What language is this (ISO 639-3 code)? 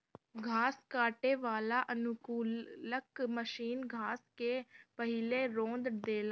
bho